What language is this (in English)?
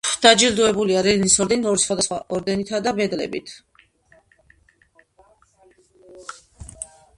Georgian